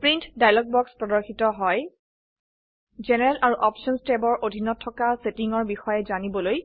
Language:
Assamese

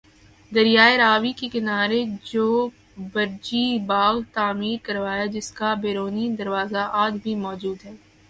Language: Urdu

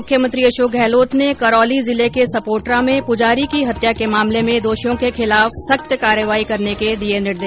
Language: Hindi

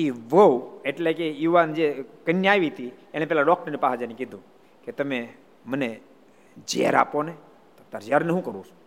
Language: Gujarati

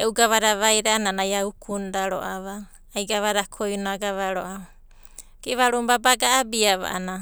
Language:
Abadi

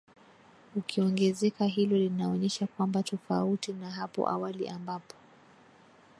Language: Swahili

